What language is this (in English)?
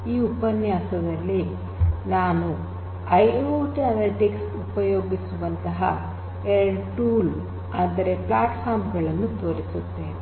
Kannada